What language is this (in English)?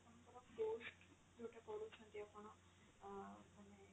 Odia